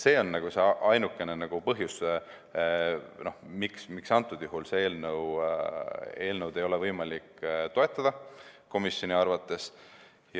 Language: Estonian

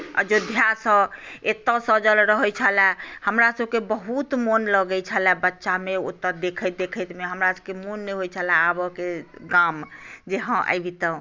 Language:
Maithili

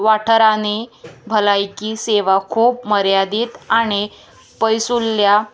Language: Konkani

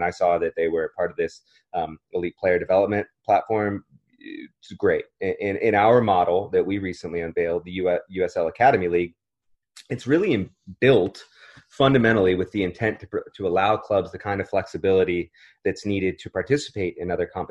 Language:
English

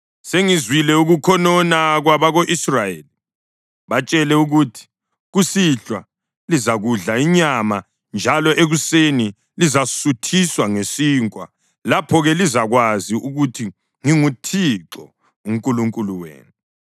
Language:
North Ndebele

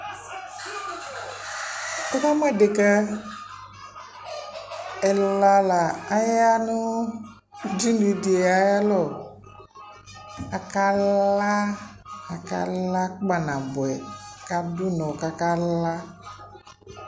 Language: Ikposo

